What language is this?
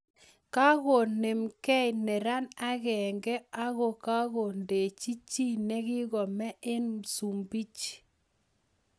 Kalenjin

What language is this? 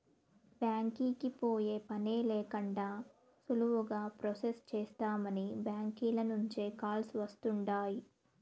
Telugu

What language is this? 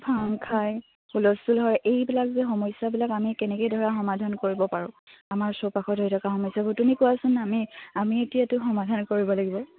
Assamese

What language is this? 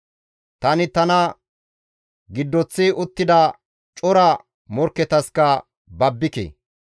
Gamo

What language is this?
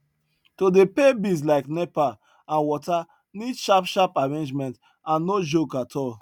Nigerian Pidgin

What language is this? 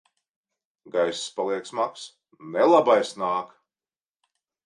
Latvian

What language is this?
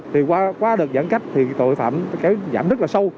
Vietnamese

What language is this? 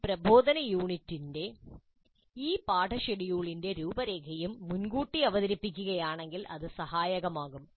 Malayalam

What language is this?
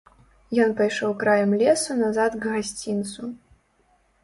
Belarusian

